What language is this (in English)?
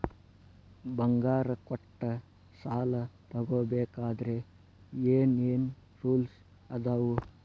Kannada